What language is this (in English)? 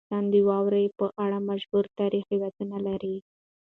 Pashto